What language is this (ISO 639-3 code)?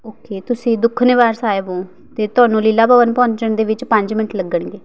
pan